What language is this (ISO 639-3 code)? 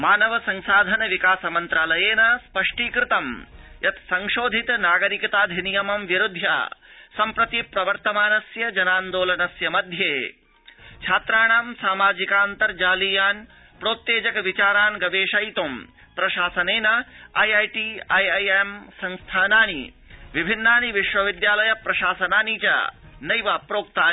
san